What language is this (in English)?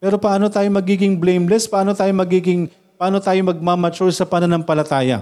Filipino